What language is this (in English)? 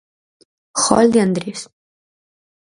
Galician